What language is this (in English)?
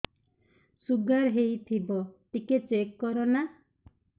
Odia